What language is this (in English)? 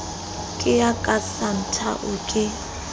Southern Sotho